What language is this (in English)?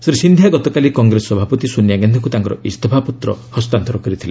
Odia